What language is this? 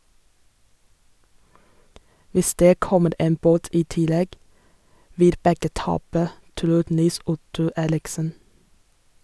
Norwegian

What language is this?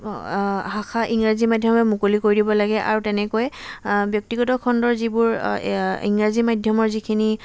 Assamese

